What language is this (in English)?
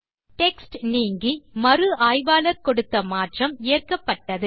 Tamil